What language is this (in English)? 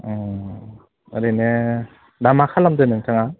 Bodo